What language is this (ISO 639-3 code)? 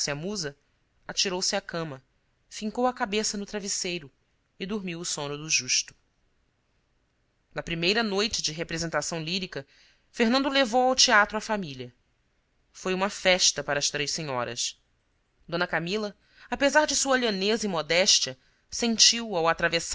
por